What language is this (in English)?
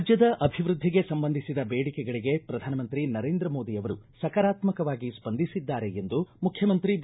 Kannada